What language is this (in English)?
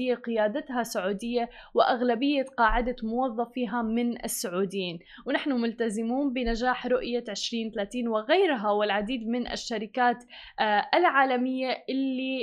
Arabic